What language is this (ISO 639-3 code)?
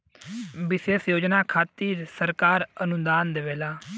bho